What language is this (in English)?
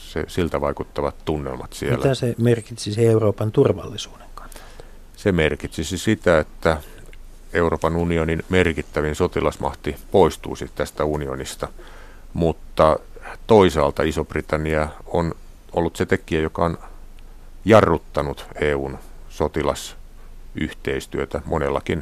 Finnish